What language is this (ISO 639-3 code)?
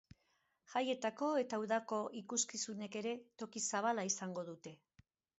eus